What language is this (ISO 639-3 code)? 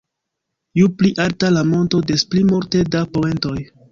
epo